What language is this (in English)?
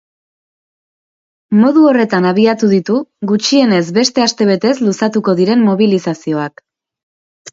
Basque